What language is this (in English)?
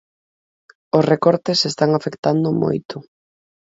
Galician